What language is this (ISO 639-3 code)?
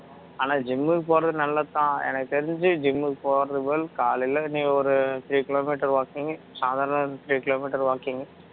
tam